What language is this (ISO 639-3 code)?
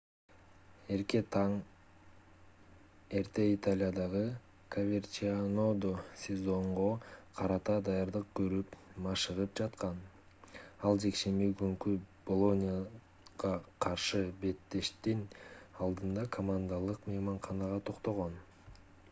kir